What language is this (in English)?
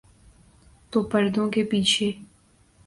Urdu